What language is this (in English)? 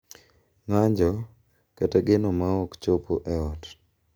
Luo (Kenya and Tanzania)